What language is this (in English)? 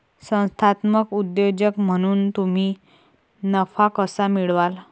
Marathi